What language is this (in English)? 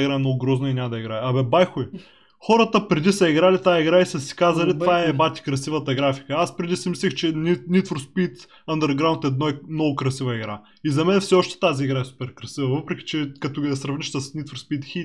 Bulgarian